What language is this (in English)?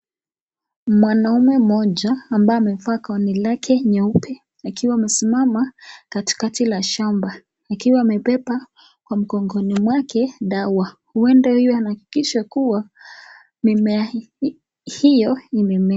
Swahili